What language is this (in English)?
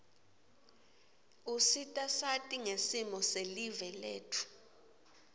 Swati